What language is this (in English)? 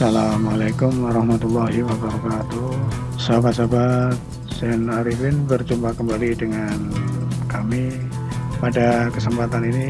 Indonesian